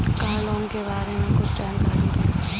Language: Hindi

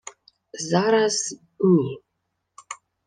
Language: Ukrainian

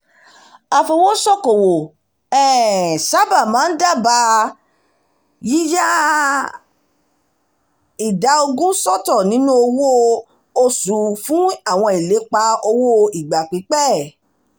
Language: Yoruba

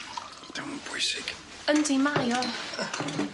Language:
Welsh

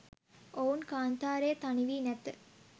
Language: Sinhala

